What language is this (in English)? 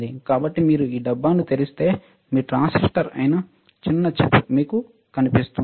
Telugu